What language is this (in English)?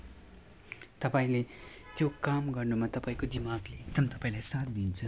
Nepali